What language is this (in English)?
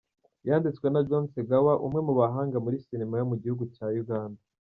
Kinyarwanda